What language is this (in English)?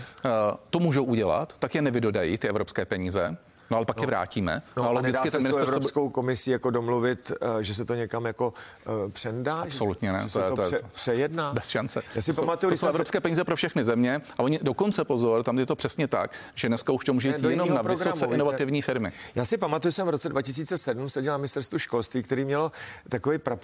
Czech